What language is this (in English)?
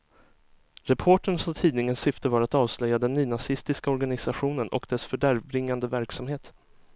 Swedish